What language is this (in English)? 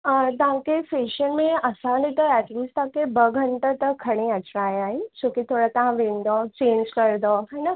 Sindhi